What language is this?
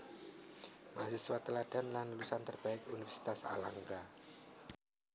Javanese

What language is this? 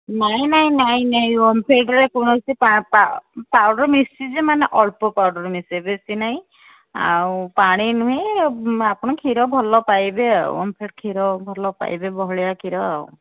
Odia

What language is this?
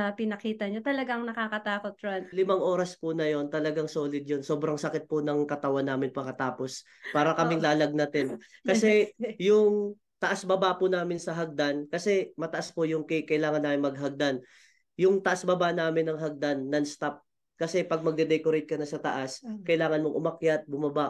Filipino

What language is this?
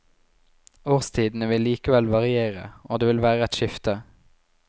Norwegian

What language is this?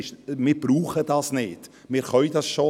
Swiss German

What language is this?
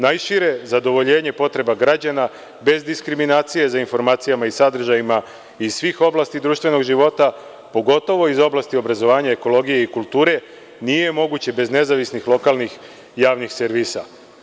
Serbian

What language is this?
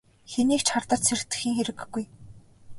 Mongolian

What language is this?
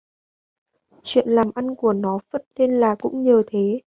Vietnamese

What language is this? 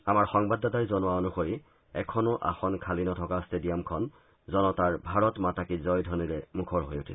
Assamese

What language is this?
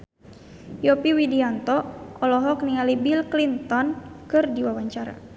Sundanese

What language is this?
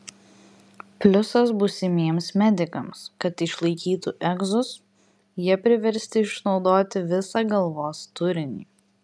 Lithuanian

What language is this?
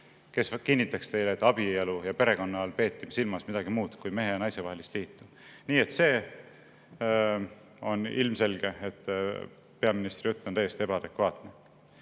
Estonian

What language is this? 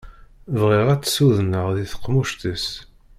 Kabyle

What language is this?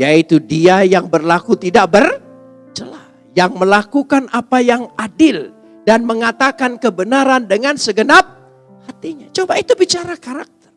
Indonesian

